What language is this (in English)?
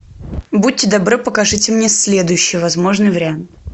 Russian